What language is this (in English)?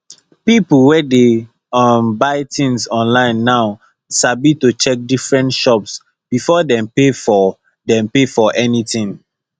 Nigerian Pidgin